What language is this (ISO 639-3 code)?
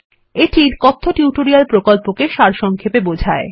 ben